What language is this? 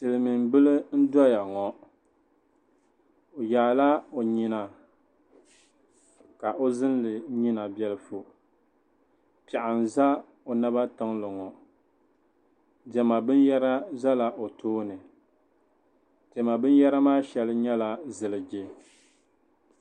Dagbani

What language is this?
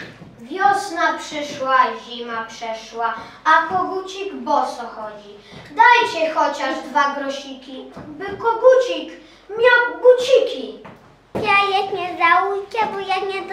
Polish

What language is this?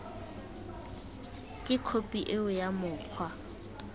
Tswana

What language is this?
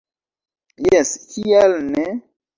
Esperanto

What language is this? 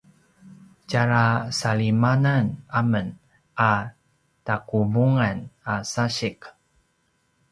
Paiwan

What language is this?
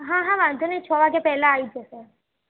Gujarati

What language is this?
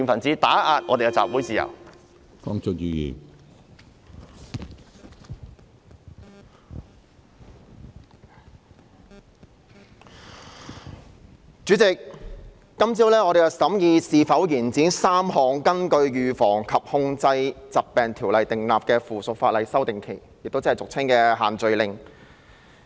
Cantonese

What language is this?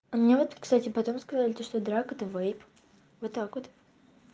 Russian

